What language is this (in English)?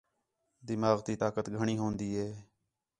Khetrani